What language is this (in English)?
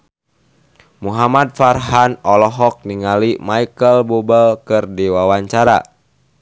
Sundanese